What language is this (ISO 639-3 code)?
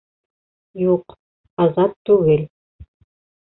bak